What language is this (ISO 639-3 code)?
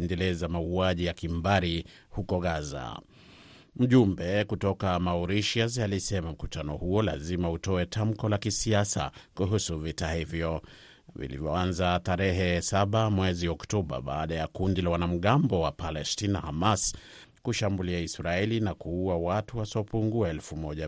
swa